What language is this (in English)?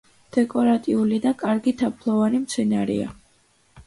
Georgian